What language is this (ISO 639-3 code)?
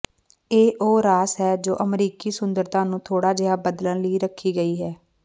pan